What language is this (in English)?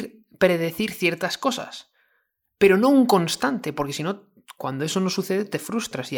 Spanish